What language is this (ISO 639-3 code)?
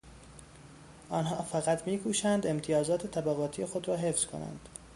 fas